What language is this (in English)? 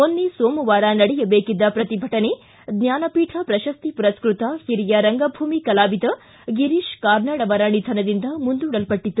Kannada